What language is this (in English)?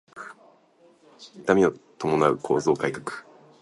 Japanese